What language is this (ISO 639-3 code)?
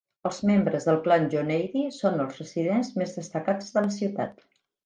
cat